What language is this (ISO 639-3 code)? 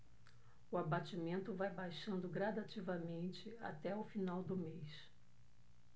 por